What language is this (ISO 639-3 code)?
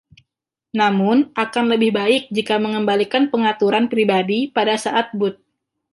ind